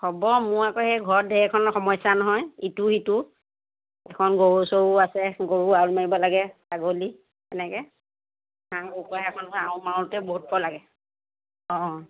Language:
Assamese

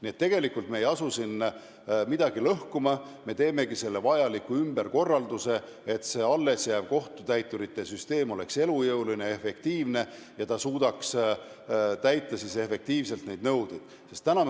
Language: Estonian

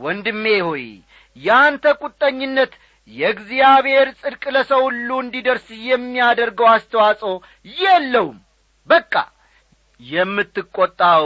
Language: Amharic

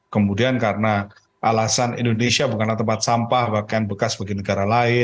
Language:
Indonesian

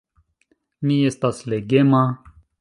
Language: Esperanto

